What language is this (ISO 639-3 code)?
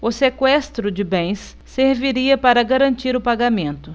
por